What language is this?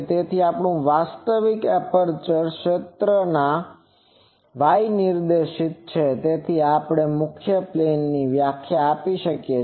Gujarati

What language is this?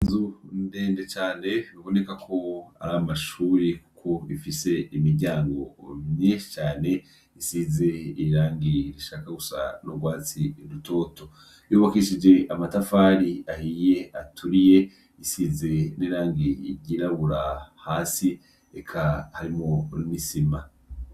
Rundi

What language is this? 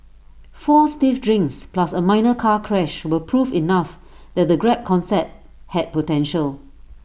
English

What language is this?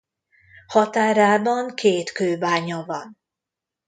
Hungarian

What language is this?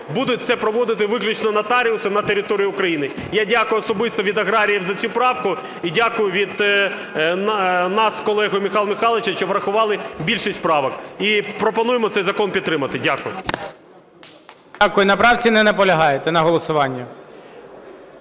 Ukrainian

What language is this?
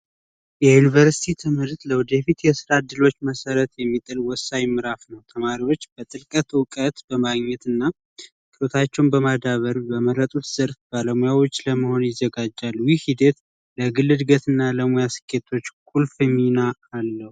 Amharic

